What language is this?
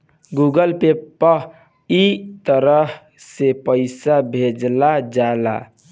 Bhojpuri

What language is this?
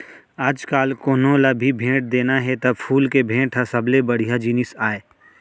Chhattisgarhi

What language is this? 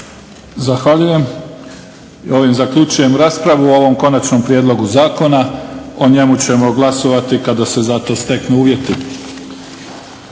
Croatian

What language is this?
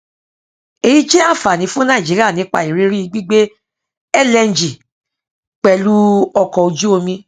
Yoruba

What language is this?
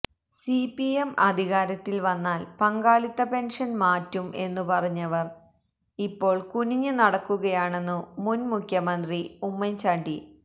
Malayalam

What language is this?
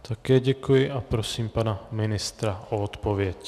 Czech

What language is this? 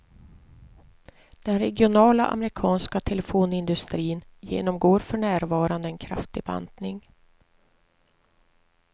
Swedish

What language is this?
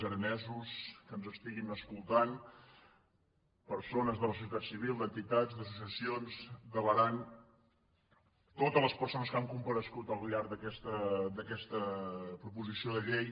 Catalan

